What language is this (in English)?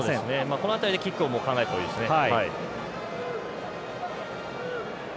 Japanese